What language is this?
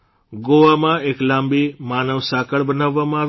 Gujarati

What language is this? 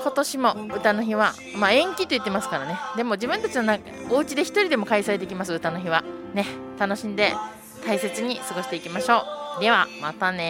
Japanese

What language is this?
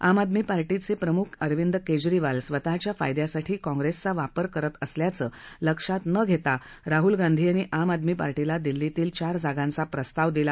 Marathi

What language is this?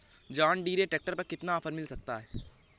Hindi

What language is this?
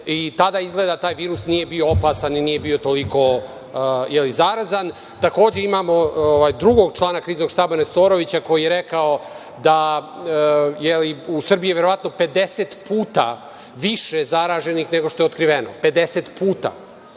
Serbian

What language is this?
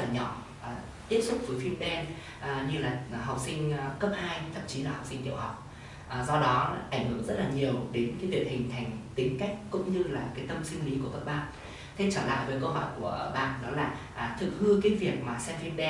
Vietnamese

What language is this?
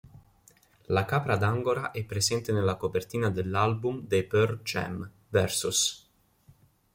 Italian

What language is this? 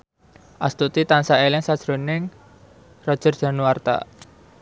Javanese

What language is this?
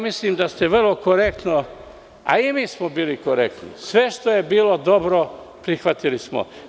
Serbian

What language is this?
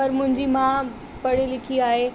Sindhi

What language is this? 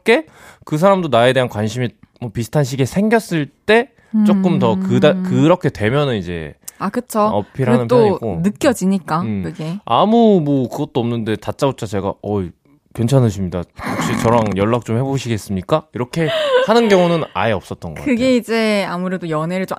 Korean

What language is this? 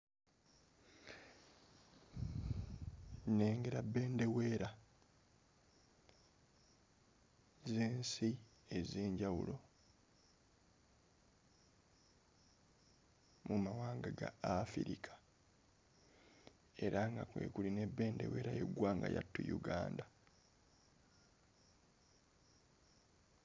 Ganda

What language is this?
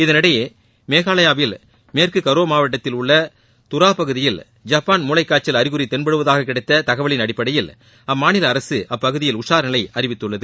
Tamil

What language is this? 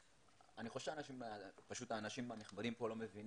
Hebrew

